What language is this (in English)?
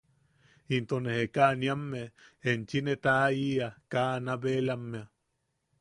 Yaqui